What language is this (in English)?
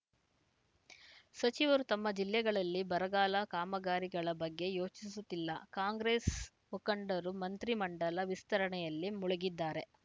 Kannada